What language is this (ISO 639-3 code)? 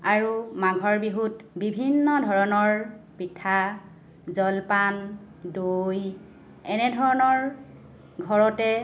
asm